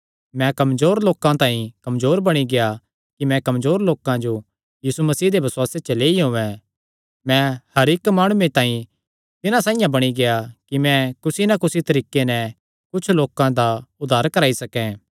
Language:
Kangri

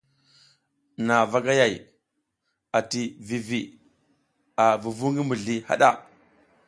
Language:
South Giziga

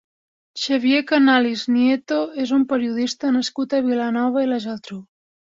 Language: Catalan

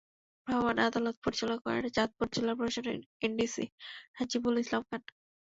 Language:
Bangla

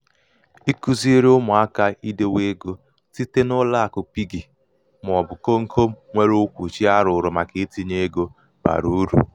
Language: Igbo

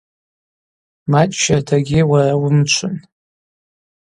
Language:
Abaza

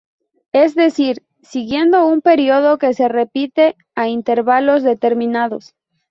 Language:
Spanish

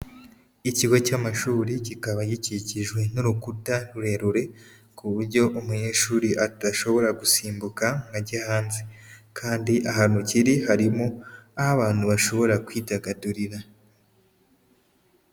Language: Kinyarwanda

